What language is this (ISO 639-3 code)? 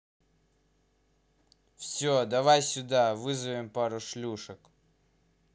rus